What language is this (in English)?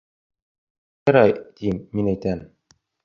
Bashkir